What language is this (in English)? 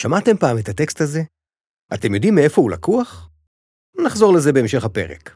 Hebrew